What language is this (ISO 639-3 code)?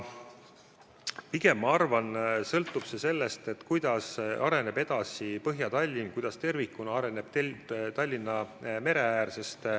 est